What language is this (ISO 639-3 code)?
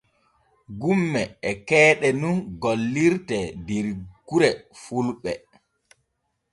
fue